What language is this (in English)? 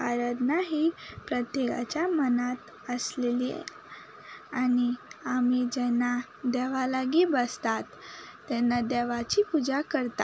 Konkani